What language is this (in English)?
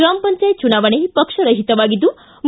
Kannada